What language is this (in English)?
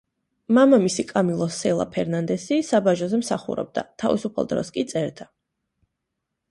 Georgian